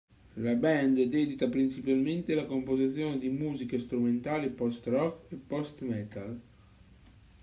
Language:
Italian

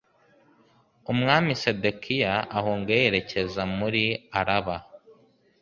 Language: Kinyarwanda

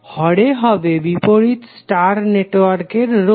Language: Bangla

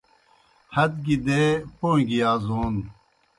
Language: Kohistani Shina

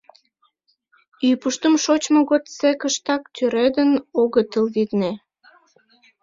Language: Mari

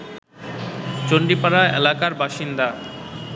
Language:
Bangla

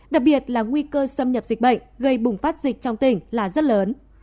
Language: Vietnamese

